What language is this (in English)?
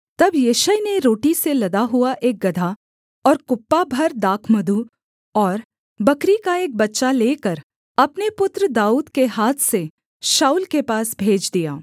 Hindi